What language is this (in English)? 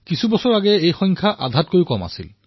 Assamese